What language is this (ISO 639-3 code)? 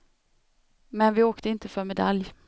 swe